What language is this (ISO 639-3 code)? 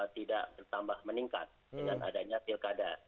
ind